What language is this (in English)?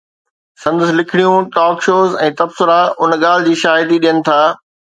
Sindhi